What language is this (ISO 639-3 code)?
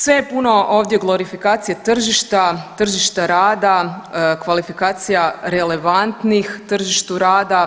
hrv